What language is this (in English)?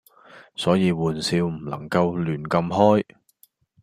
Cantonese